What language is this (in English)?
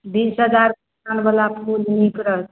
Maithili